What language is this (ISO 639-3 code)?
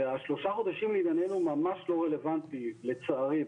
heb